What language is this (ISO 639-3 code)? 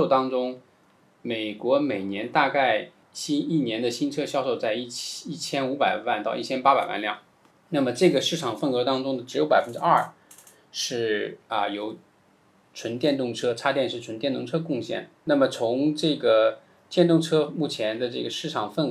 zho